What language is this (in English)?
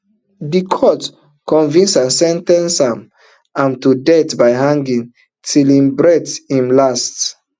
Nigerian Pidgin